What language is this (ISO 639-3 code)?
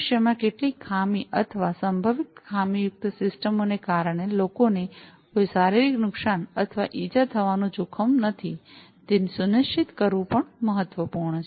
guj